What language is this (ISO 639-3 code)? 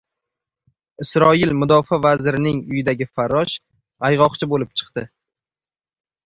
uzb